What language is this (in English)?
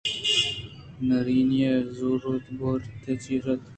Eastern Balochi